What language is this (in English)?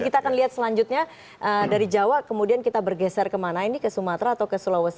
Indonesian